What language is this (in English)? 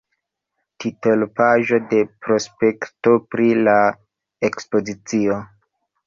Esperanto